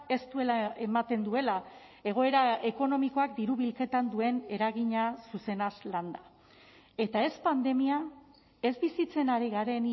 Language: Basque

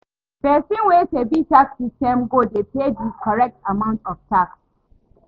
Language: Nigerian Pidgin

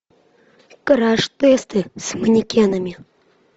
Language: Russian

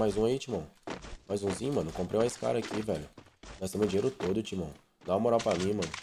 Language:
Portuguese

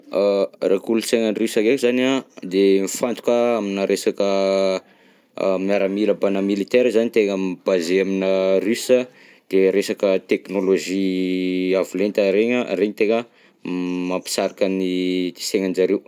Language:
Southern Betsimisaraka Malagasy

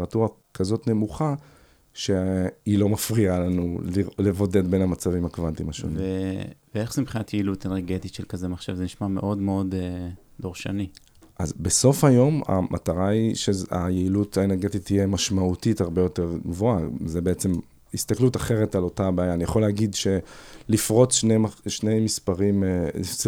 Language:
Hebrew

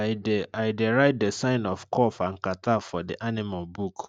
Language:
Nigerian Pidgin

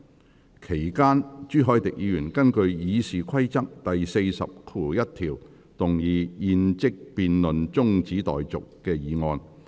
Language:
Cantonese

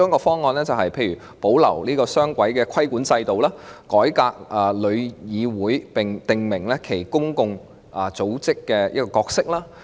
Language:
Cantonese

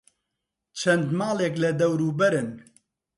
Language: Central Kurdish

